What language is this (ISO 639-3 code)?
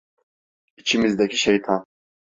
tur